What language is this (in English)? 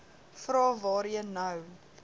Afrikaans